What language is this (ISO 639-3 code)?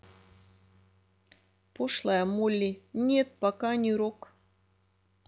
rus